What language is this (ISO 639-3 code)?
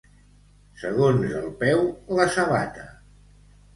cat